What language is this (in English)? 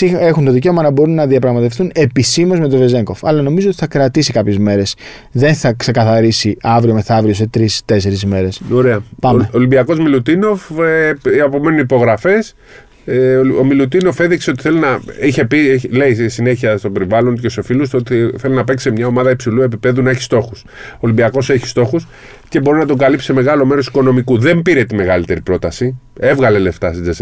Greek